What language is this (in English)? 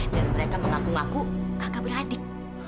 Indonesian